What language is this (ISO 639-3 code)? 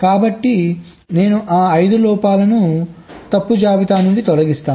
tel